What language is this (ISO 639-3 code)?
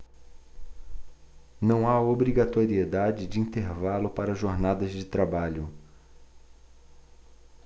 por